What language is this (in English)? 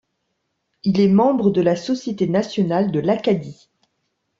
French